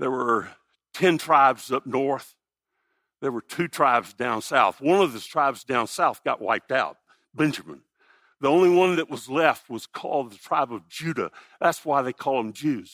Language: English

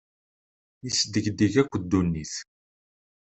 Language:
Kabyle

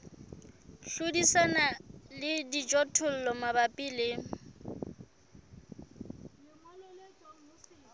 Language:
Southern Sotho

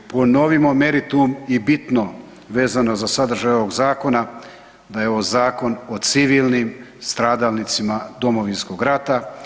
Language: Croatian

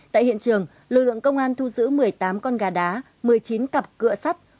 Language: Vietnamese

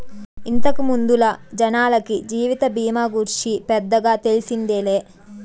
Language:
Telugu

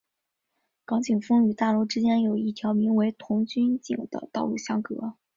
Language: Chinese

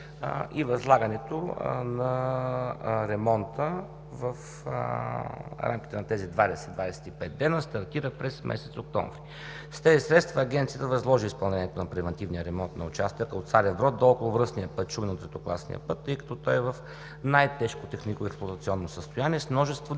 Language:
Bulgarian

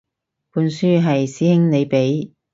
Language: Cantonese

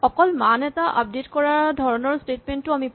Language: Assamese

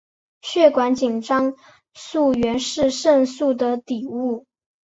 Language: Chinese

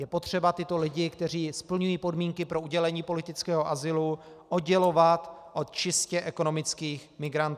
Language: Czech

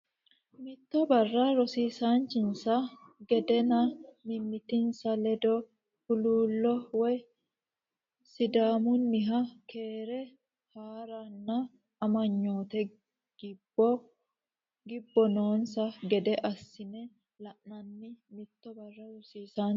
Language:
Sidamo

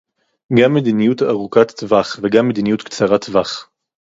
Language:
Hebrew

